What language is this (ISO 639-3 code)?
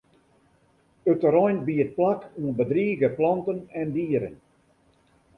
fry